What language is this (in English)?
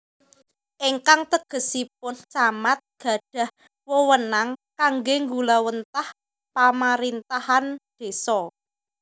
Javanese